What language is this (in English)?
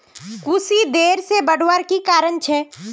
Magahi